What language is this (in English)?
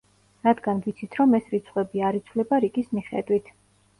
Georgian